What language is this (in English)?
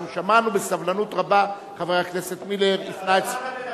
Hebrew